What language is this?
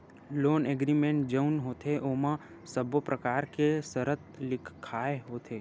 Chhattisgarhi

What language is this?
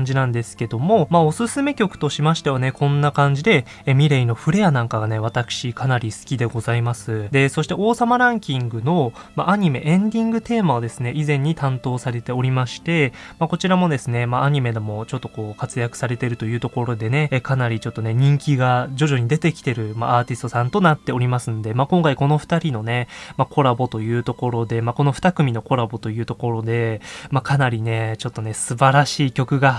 Japanese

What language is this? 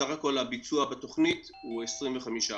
Hebrew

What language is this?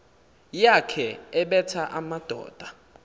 Xhosa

